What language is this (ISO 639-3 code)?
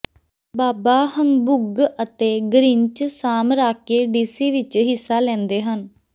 pan